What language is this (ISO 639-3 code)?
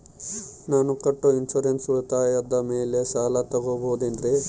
kan